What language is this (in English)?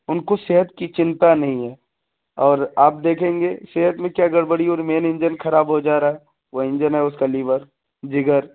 Urdu